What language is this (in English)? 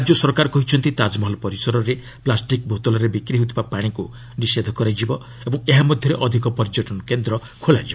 Odia